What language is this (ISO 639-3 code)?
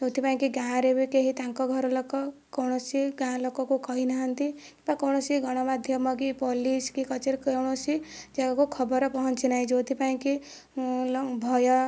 ori